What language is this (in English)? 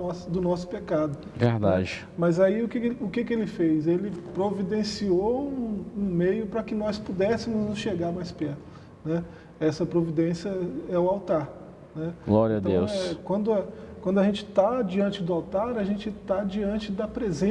Portuguese